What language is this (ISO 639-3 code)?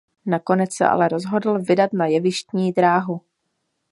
ces